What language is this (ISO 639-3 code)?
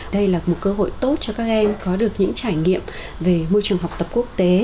vie